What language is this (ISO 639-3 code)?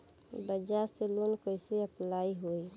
bho